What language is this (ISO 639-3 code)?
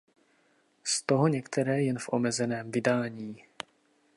ces